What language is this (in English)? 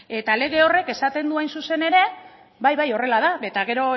Basque